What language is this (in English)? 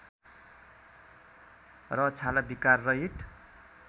Nepali